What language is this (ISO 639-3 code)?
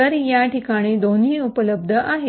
mar